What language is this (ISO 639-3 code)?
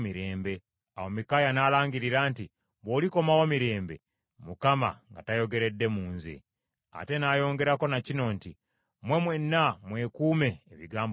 lug